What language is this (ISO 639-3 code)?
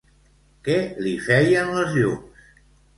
cat